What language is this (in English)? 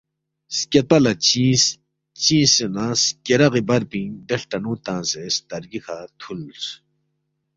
Balti